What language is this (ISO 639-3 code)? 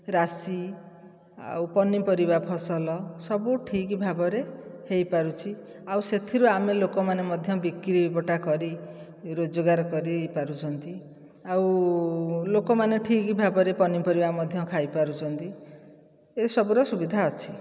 ori